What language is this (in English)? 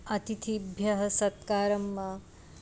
Sanskrit